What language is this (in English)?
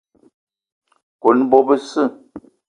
Eton (Cameroon)